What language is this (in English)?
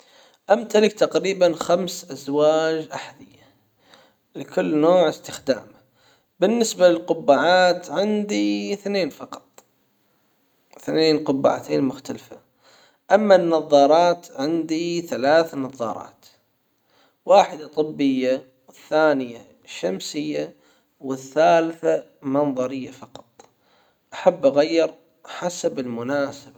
Hijazi Arabic